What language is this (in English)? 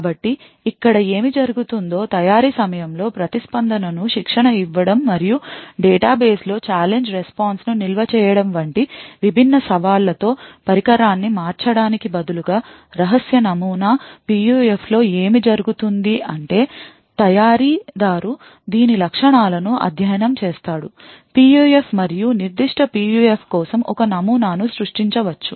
Telugu